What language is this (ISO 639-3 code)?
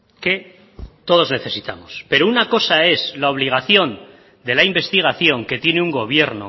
spa